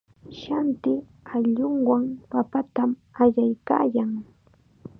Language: Chiquián Ancash Quechua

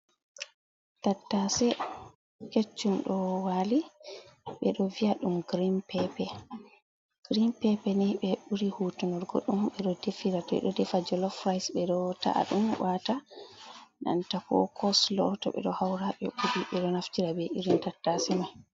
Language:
Fula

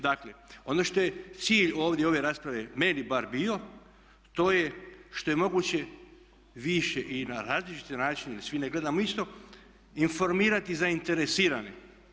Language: Croatian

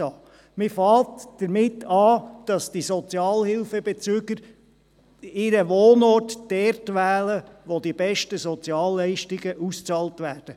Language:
Swiss German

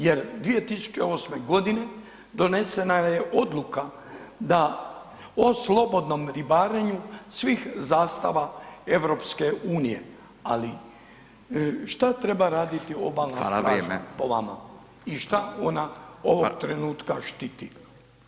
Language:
Croatian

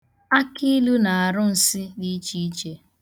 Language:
Igbo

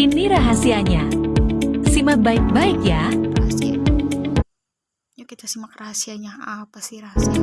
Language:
Indonesian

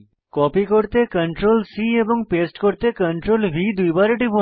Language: Bangla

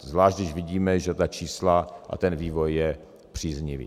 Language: Czech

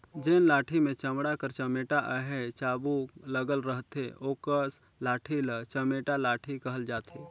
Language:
Chhattisgarhi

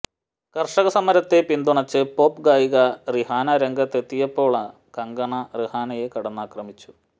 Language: Malayalam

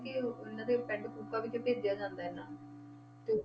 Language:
Punjabi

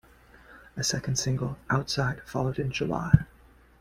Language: English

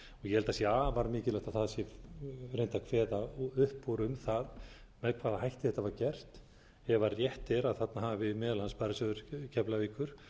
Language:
Icelandic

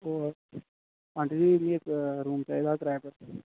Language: Dogri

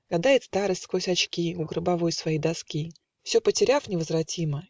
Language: Russian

